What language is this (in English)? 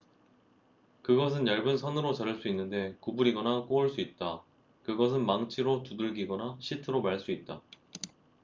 Korean